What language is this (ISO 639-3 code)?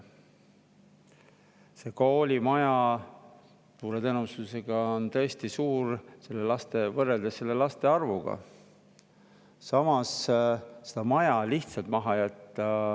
est